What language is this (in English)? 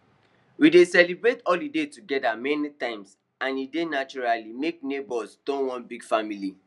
Nigerian Pidgin